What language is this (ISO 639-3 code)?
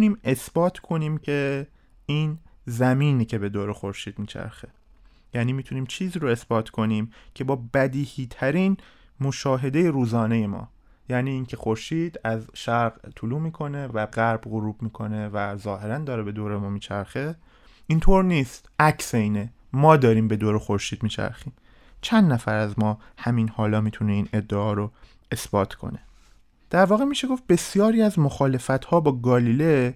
fas